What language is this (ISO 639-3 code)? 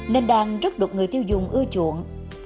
vie